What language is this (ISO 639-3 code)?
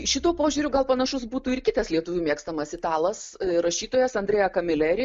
lit